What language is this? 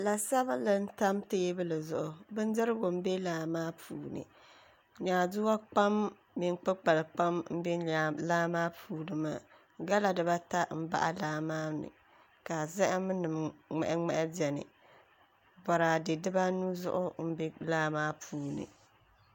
Dagbani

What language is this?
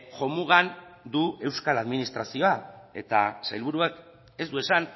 Basque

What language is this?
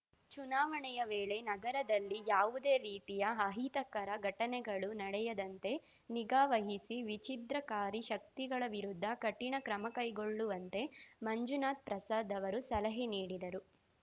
Kannada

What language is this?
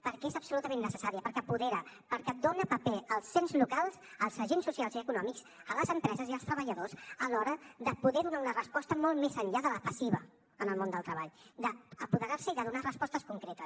Catalan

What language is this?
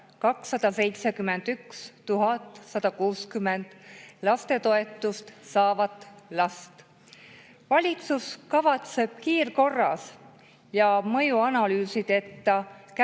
Estonian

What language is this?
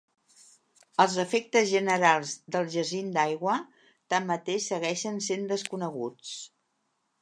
Catalan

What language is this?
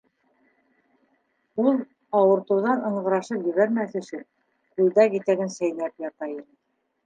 Bashkir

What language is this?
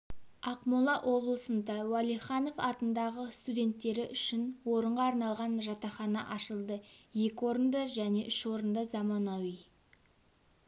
Kazakh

